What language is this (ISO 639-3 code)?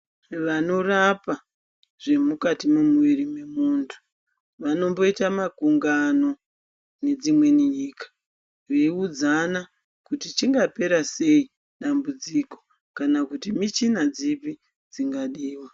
ndc